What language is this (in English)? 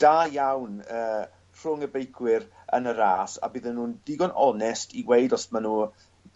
Welsh